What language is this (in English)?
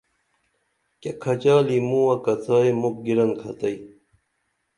Dameli